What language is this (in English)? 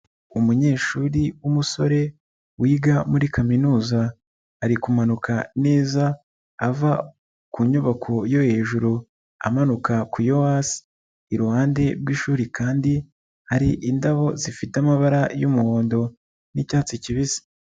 Kinyarwanda